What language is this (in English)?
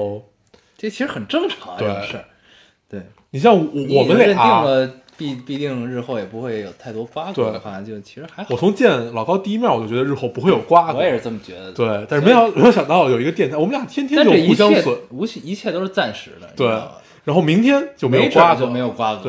Chinese